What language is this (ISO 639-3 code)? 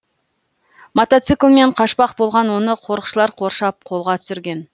kaz